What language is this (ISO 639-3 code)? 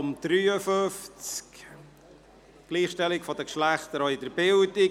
gsw